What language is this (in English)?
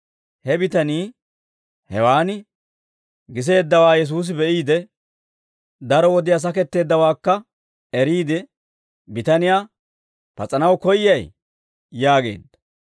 Dawro